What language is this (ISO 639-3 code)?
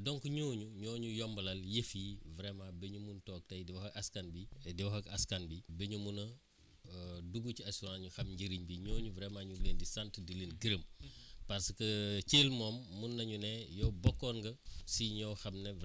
wol